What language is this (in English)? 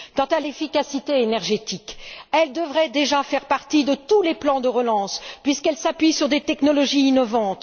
French